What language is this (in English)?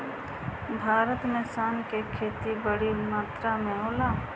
Bhojpuri